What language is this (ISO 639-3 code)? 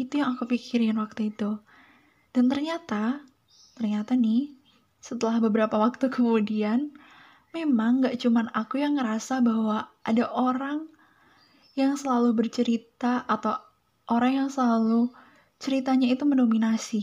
ind